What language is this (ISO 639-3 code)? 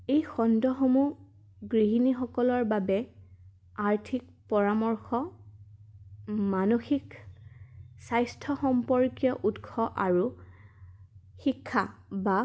asm